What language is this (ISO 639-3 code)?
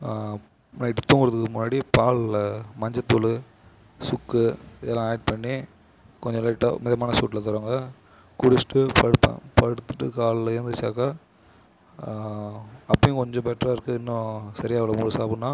tam